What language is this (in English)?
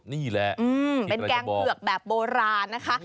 Thai